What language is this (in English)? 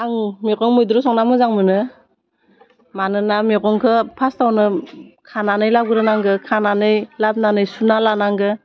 Bodo